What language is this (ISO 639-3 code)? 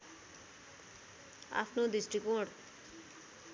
nep